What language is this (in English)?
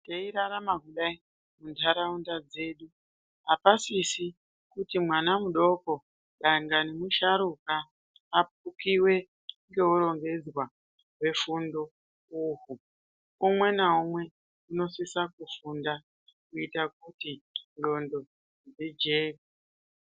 Ndau